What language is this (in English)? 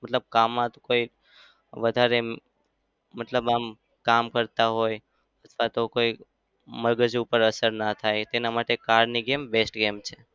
Gujarati